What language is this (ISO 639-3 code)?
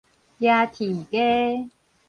nan